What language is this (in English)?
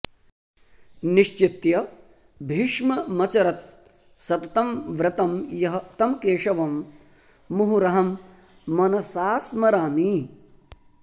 Sanskrit